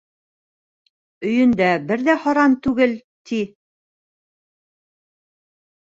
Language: Bashkir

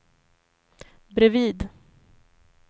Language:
Swedish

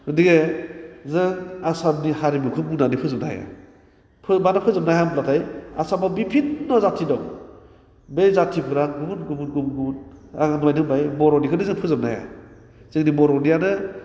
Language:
Bodo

